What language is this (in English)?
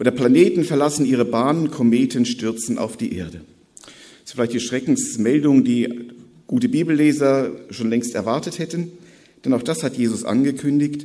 German